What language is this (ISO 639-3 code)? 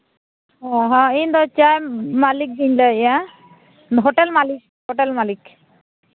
sat